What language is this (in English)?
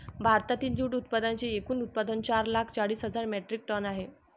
Marathi